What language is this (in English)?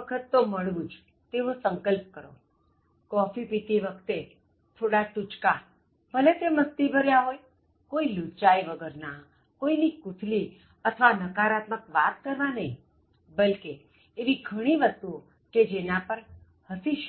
Gujarati